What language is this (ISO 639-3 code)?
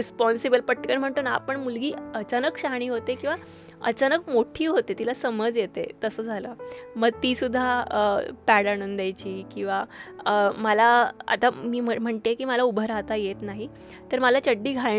mar